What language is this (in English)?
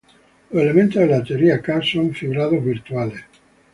Spanish